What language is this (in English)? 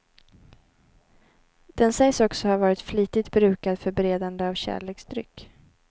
Swedish